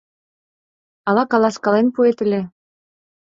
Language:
Mari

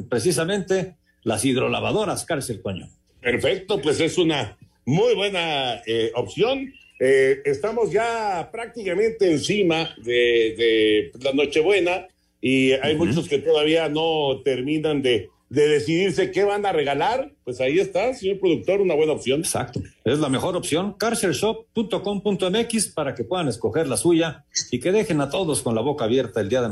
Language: Spanish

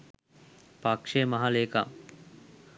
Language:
Sinhala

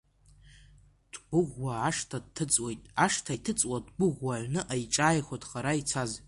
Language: Abkhazian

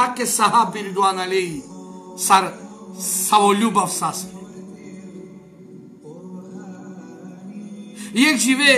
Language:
Romanian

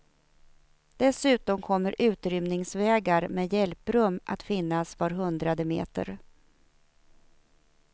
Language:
Swedish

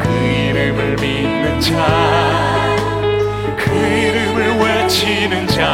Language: Korean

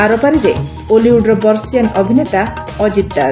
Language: Odia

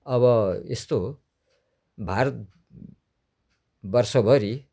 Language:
Nepali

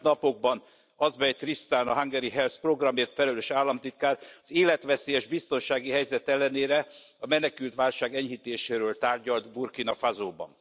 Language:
Hungarian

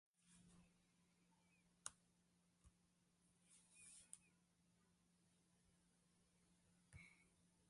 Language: Slovenian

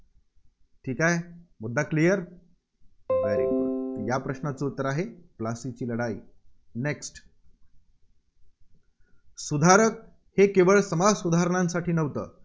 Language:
Marathi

